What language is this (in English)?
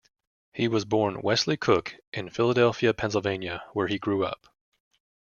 English